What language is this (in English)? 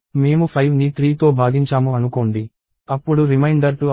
Telugu